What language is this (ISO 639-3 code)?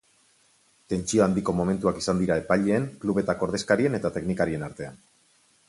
eus